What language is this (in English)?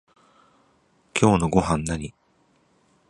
Japanese